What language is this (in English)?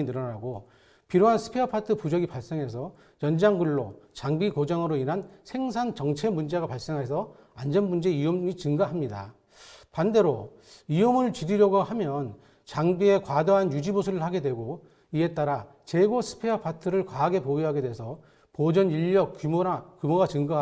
Korean